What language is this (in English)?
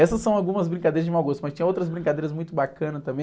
Portuguese